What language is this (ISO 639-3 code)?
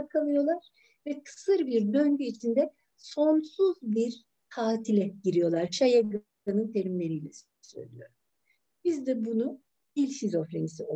tur